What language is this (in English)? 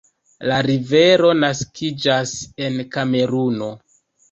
Esperanto